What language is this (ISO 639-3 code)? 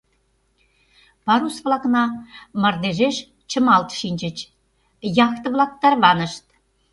chm